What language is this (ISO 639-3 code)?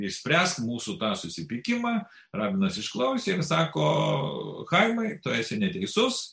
lit